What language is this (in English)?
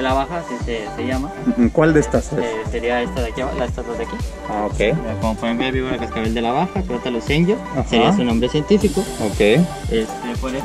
Spanish